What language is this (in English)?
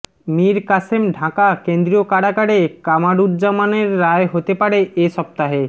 Bangla